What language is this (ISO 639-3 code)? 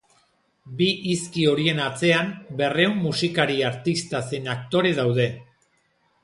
eus